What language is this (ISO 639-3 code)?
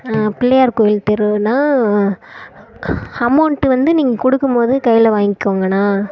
tam